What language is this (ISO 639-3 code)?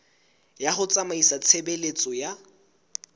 sot